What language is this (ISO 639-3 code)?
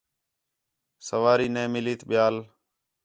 xhe